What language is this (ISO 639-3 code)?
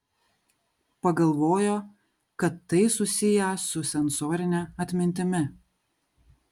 lit